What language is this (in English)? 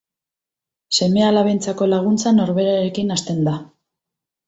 Basque